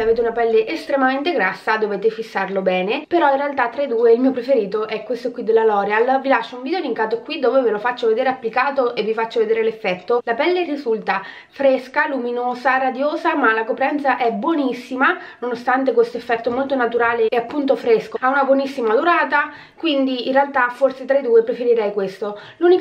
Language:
Italian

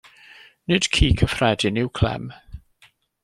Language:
Welsh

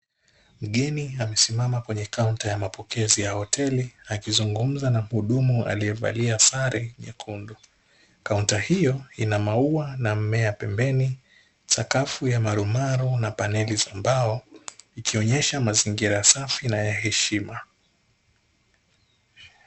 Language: Swahili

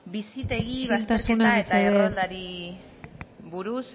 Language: Basque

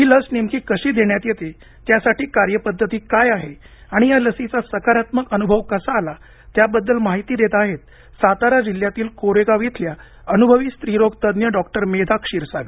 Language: Marathi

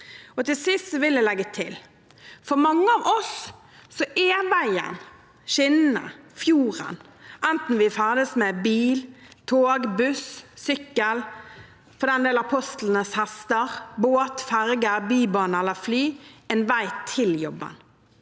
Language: Norwegian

